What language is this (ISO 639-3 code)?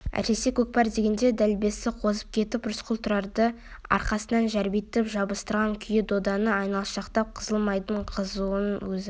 kaz